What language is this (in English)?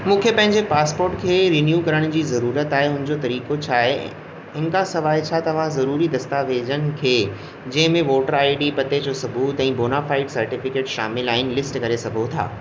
Sindhi